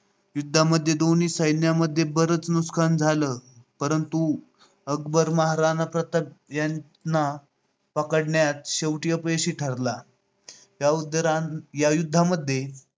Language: Marathi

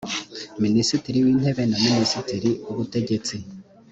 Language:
Kinyarwanda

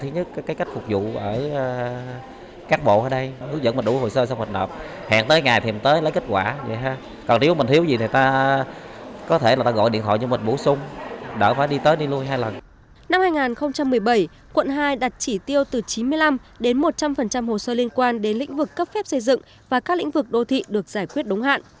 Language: Vietnamese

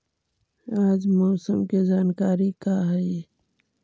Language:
Magahi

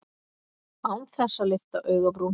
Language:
Icelandic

